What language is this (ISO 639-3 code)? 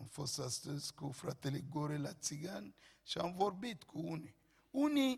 ron